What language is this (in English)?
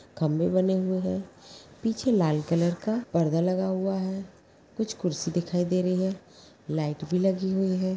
Magahi